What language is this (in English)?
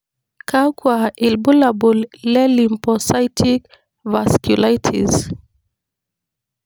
Masai